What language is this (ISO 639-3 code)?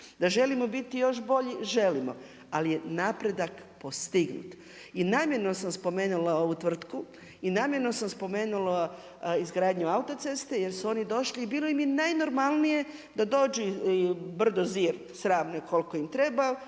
hrv